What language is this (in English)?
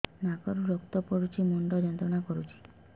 Odia